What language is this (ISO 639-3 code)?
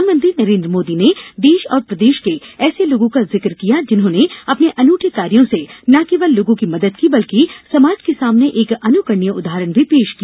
hin